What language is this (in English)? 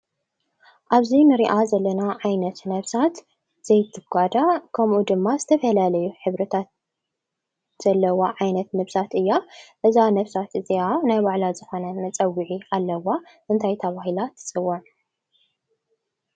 Tigrinya